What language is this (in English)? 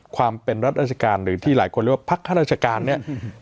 Thai